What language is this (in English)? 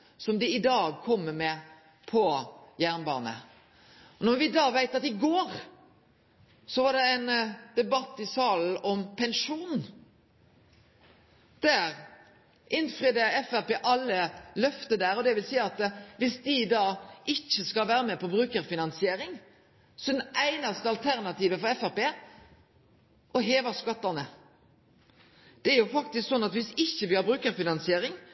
Norwegian Nynorsk